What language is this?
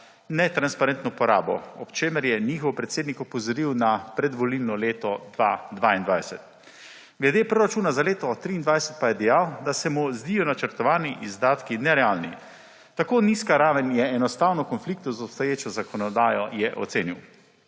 Slovenian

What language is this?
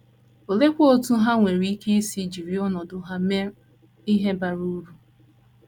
Igbo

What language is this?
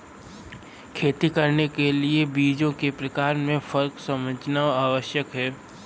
Hindi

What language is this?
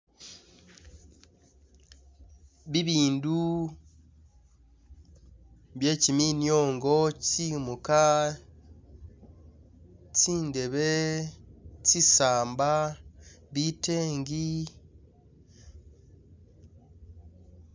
Masaaba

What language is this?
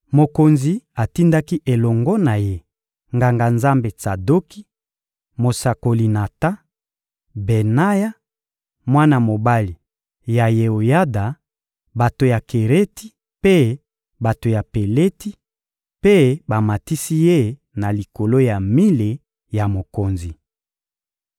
Lingala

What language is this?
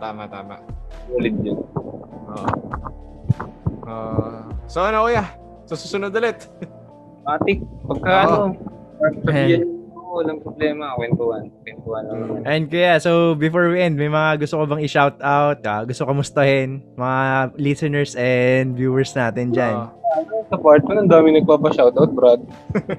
Filipino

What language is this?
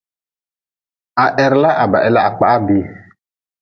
Nawdm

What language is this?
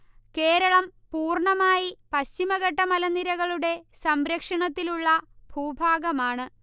Malayalam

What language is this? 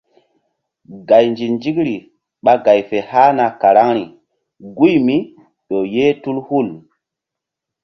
Mbum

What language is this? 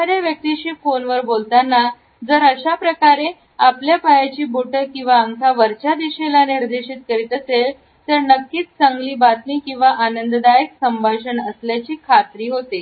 Marathi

